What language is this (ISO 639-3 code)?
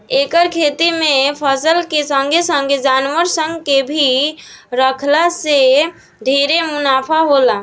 bho